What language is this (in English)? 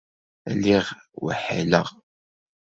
Kabyle